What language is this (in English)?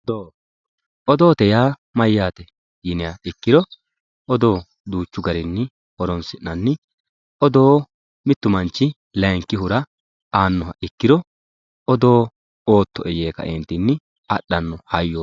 Sidamo